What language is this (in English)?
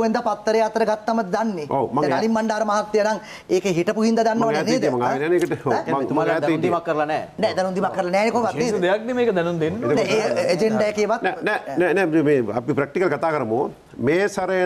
Indonesian